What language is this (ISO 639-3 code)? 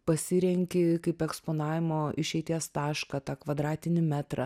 lit